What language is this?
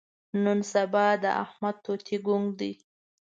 Pashto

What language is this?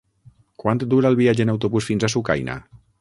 Catalan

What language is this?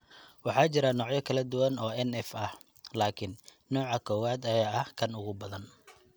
Somali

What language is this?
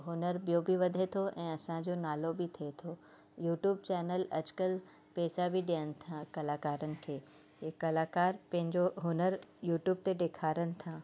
Sindhi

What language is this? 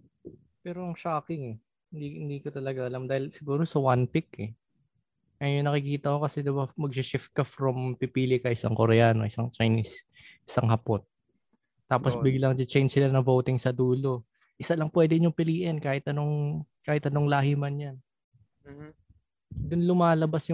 Filipino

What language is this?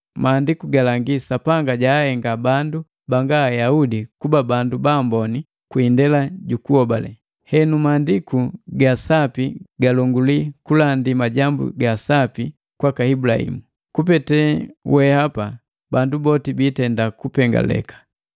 Matengo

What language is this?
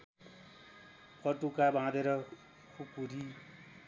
Nepali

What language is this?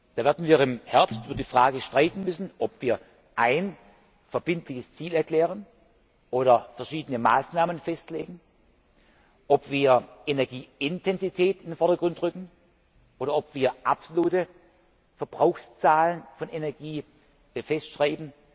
German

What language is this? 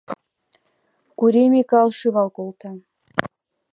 Mari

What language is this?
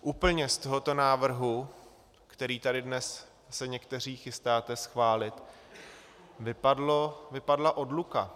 Czech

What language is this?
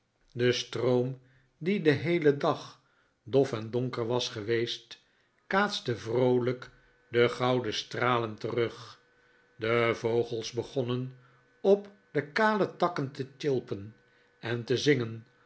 Dutch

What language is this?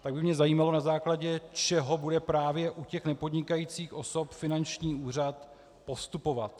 Czech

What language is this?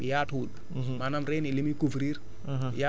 Wolof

